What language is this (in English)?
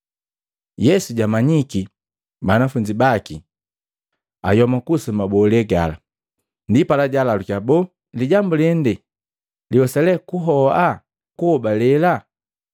Matengo